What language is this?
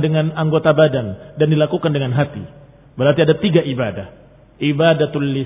Indonesian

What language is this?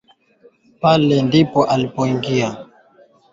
Swahili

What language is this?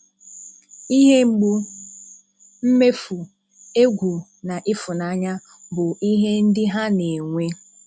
Igbo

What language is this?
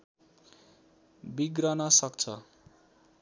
Nepali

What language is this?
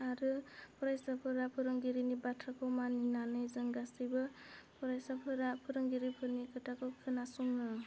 Bodo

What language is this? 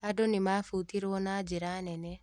Kikuyu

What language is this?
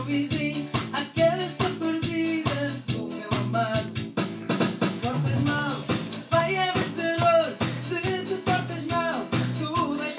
Portuguese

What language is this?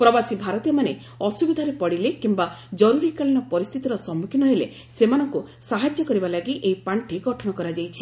Odia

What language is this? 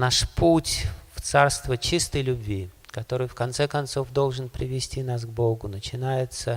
Russian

